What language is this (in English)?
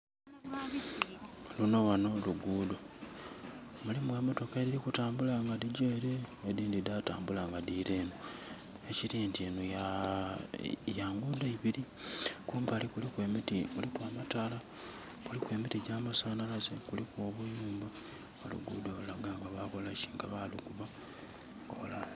Soga